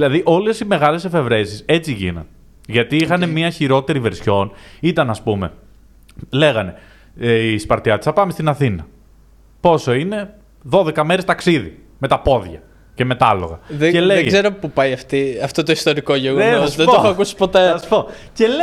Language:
Greek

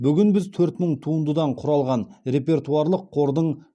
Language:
Kazakh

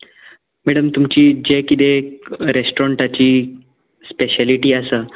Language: Konkani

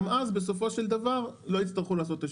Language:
Hebrew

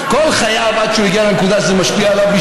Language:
Hebrew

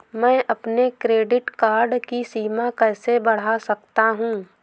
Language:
Hindi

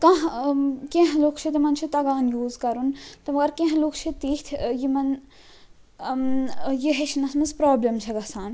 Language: Kashmiri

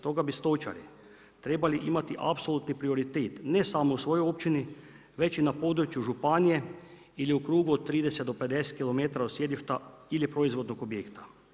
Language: Croatian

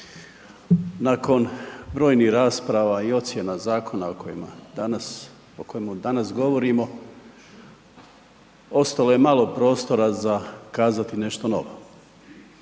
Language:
Croatian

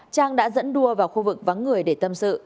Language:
Vietnamese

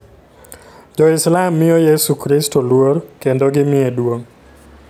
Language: Luo (Kenya and Tanzania)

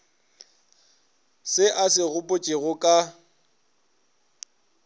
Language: Northern Sotho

